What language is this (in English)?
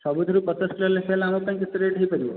Odia